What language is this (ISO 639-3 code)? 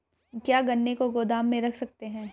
hin